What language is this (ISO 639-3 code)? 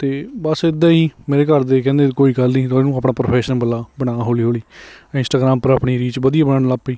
pan